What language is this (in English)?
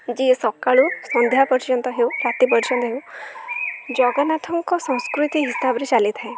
Odia